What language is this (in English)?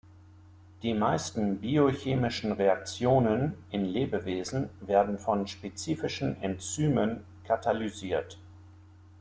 German